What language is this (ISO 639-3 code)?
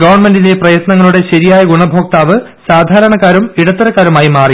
mal